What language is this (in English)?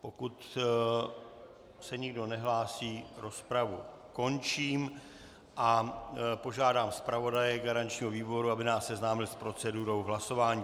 Czech